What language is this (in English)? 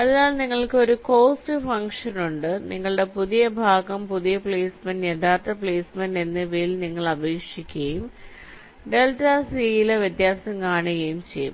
Malayalam